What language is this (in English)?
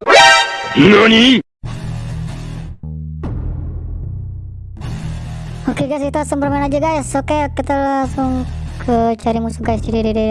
Indonesian